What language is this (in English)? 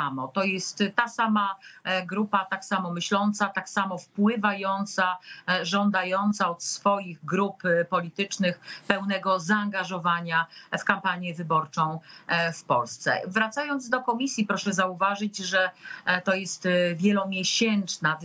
Polish